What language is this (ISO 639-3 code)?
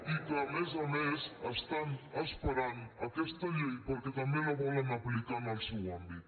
cat